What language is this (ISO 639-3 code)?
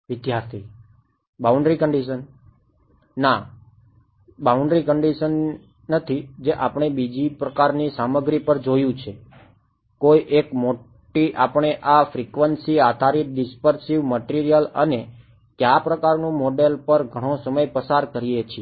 guj